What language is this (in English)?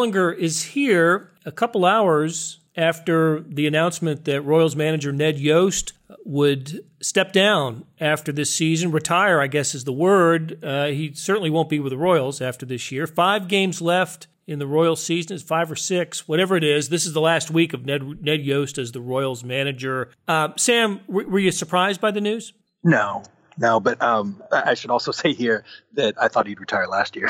English